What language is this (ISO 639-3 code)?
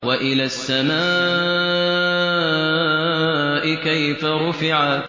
ara